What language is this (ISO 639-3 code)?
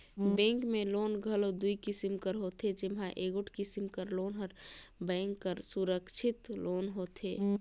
hne